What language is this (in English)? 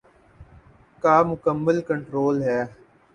Urdu